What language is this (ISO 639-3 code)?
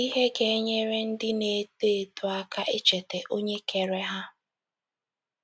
ibo